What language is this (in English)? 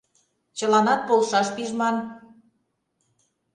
Mari